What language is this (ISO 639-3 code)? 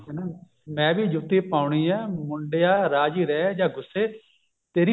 pan